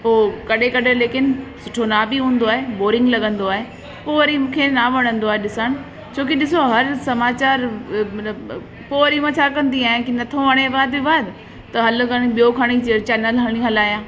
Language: Sindhi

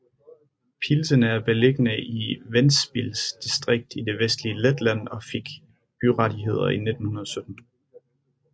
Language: Danish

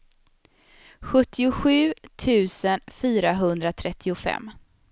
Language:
Swedish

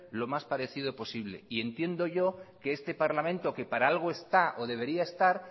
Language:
Spanish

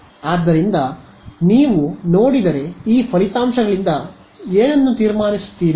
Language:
Kannada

